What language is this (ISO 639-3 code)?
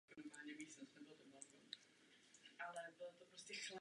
ces